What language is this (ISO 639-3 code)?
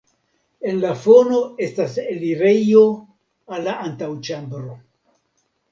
epo